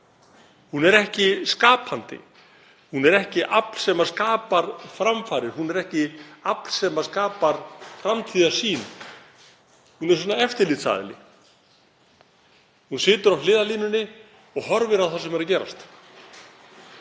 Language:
Icelandic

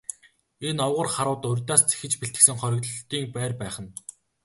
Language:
Mongolian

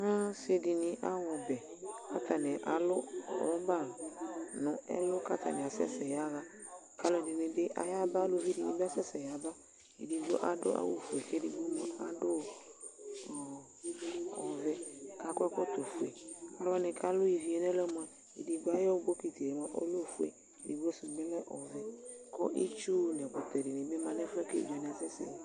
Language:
Ikposo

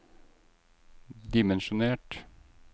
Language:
Norwegian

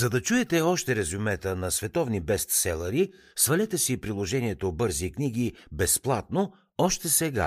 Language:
Bulgarian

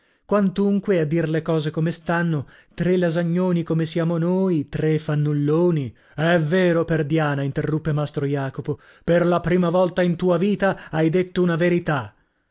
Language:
Italian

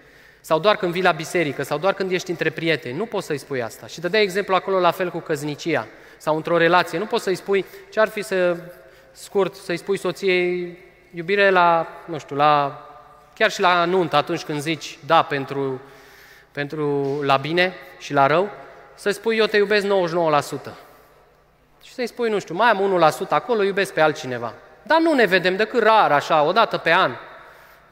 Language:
Romanian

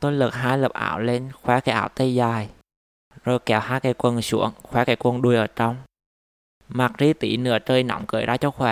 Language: Vietnamese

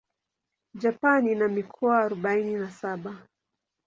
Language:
Swahili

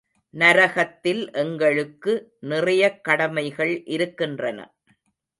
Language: Tamil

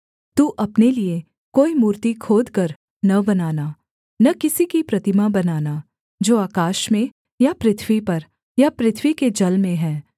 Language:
Hindi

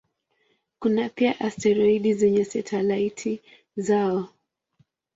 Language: Swahili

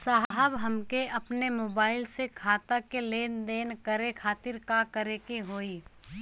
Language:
Bhojpuri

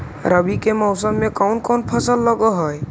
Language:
Magahi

